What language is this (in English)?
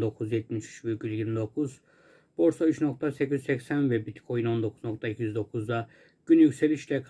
Turkish